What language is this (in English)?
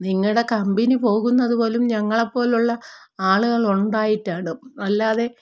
Malayalam